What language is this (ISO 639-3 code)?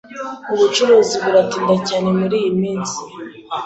kin